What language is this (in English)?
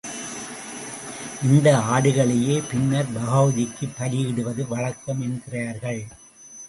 Tamil